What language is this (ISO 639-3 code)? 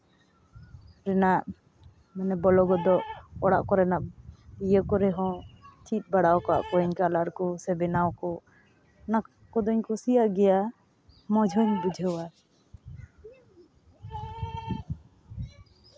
sat